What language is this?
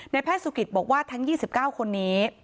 Thai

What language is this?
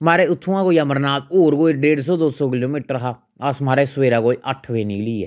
Dogri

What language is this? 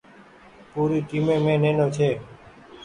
Goaria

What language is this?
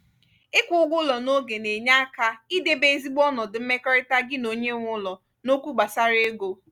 Igbo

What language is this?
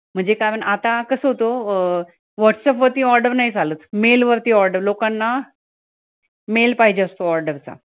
Marathi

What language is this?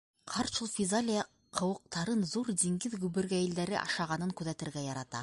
Bashkir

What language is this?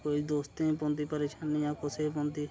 Dogri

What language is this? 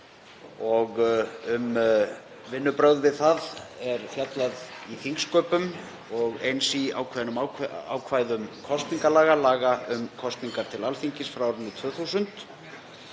Icelandic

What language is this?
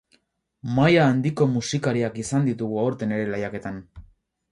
Basque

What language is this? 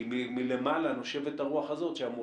Hebrew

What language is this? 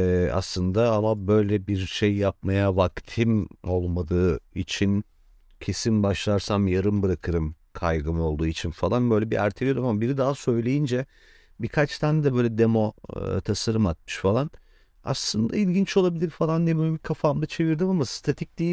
Turkish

